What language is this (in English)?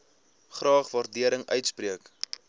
Afrikaans